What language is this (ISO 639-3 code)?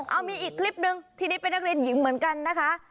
tha